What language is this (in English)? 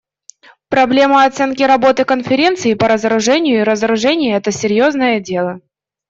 Russian